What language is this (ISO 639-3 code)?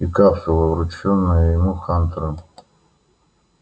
rus